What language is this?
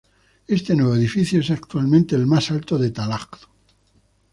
Spanish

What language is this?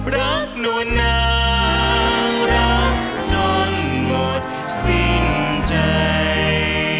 Thai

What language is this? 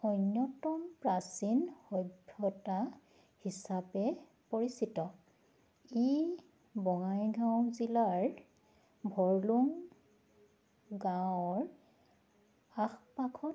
Assamese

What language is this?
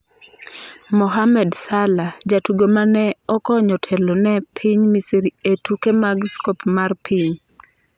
Luo (Kenya and Tanzania)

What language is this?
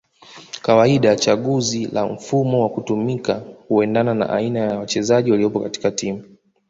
Swahili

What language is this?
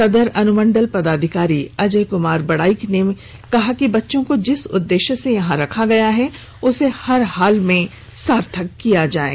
Hindi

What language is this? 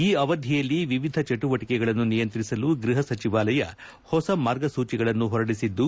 Kannada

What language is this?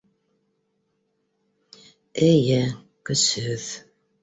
Bashkir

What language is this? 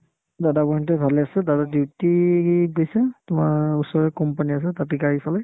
Assamese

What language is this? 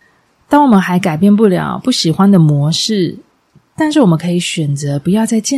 Chinese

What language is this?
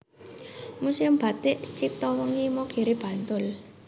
Javanese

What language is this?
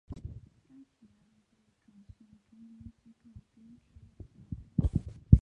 Chinese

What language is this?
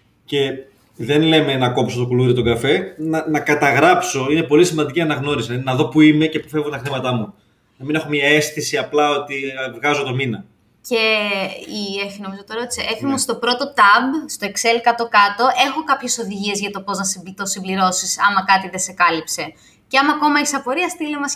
Greek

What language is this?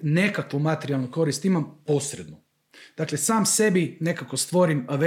Croatian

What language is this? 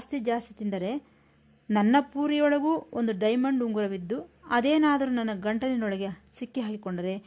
Kannada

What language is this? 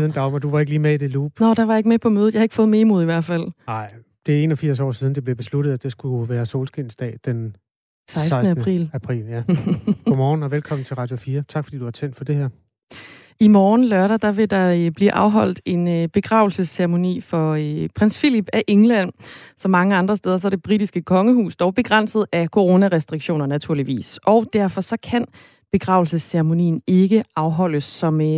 Danish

